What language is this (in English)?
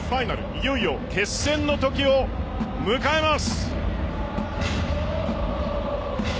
Japanese